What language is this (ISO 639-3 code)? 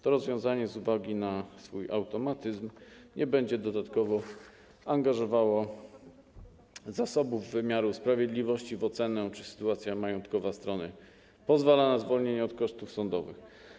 pol